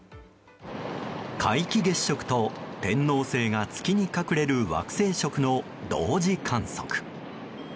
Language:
Japanese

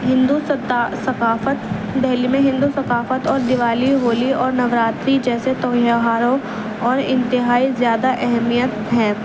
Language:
Urdu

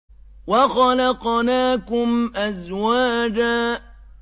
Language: Arabic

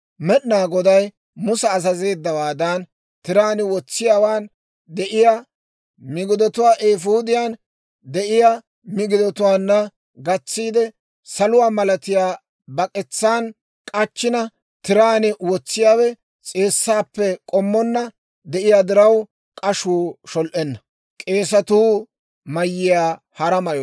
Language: Dawro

